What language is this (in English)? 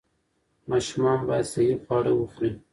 Pashto